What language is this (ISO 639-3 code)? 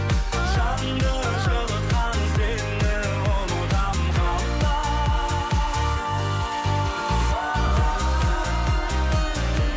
kaz